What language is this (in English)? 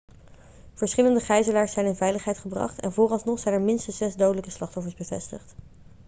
Dutch